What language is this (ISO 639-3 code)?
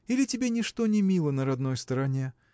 rus